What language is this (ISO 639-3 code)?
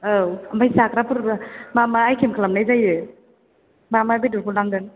brx